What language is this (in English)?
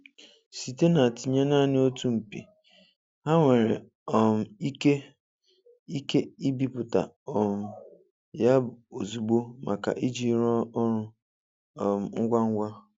Igbo